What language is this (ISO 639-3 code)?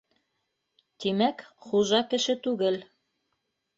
bak